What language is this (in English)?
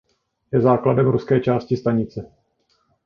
Czech